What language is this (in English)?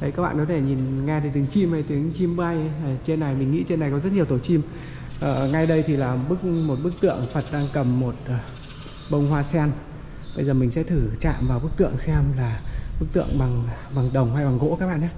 Vietnamese